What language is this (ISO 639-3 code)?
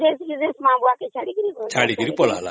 ori